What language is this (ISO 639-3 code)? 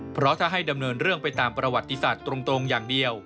tha